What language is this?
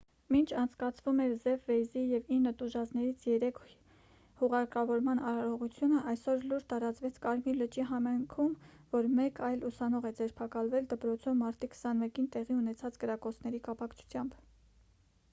Armenian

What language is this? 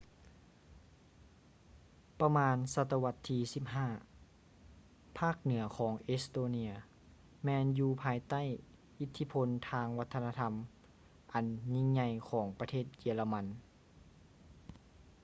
Lao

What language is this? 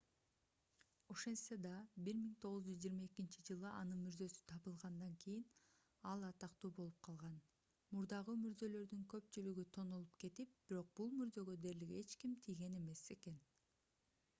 Kyrgyz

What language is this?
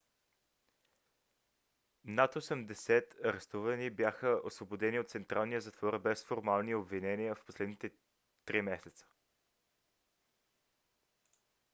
Bulgarian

